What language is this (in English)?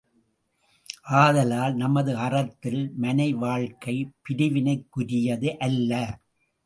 Tamil